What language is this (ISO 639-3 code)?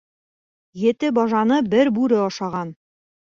bak